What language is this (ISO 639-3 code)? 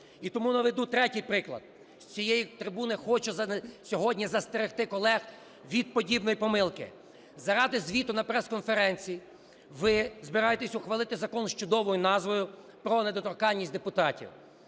ukr